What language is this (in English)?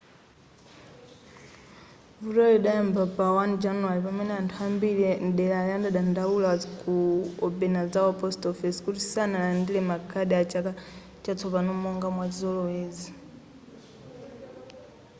Nyanja